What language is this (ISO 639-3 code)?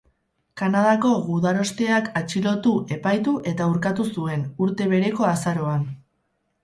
eus